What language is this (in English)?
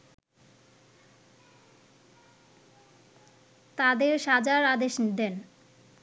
Bangla